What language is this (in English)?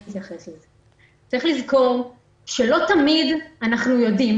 Hebrew